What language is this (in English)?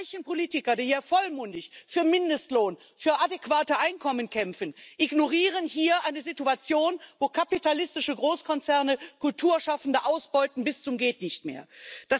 German